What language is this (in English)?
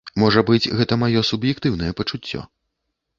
Belarusian